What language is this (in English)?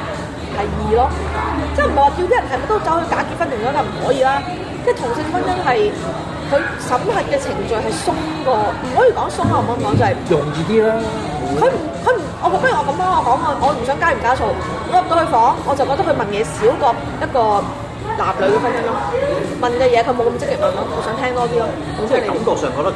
Chinese